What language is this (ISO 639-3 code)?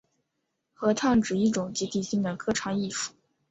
zho